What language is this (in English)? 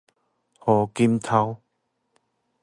Min Nan Chinese